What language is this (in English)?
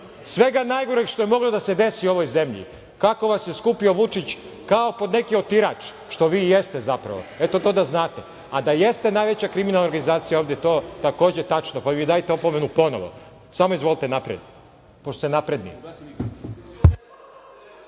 Serbian